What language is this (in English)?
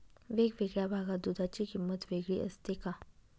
Marathi